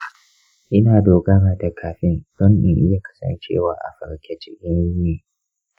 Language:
Hausa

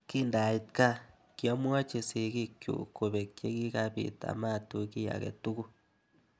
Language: Kalenjin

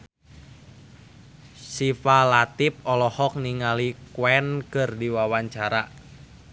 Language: Sundanese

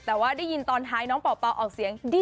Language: Thai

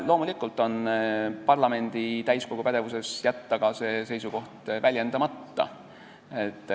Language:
Estonian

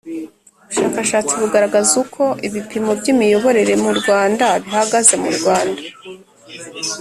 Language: Kinyarwanda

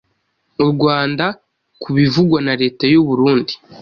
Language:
Kinyarwanda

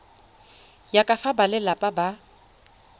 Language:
Tswana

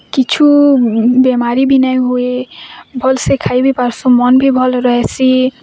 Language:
Odia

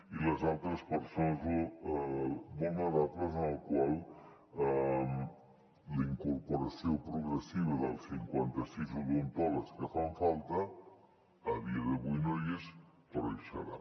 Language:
Catalan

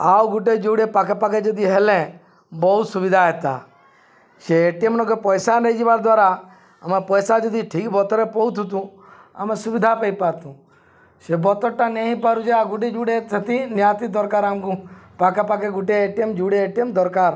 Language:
Odia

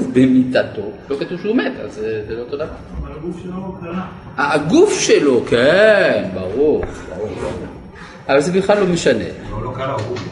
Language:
Hebrew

